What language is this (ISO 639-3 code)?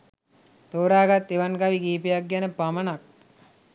sin